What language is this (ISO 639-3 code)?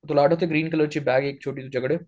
mar